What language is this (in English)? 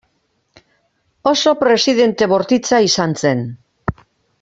Basque